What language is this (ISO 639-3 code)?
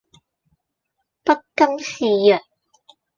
yue